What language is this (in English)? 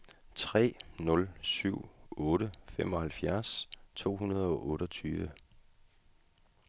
Danish